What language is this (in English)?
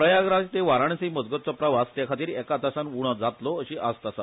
Konkani